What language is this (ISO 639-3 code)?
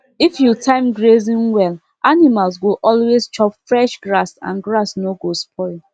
pcm